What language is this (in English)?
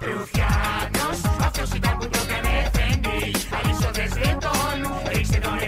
Greek